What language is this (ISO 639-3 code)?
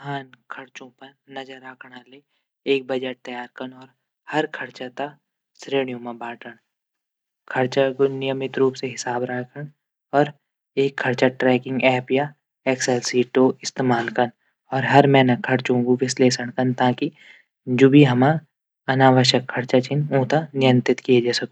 gbm